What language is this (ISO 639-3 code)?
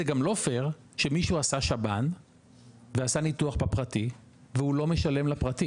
heb